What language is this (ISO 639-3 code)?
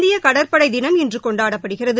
tam